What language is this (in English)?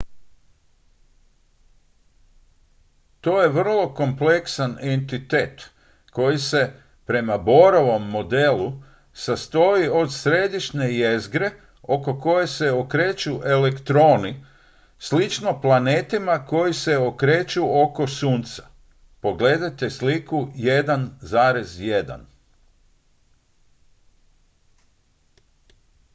Croatian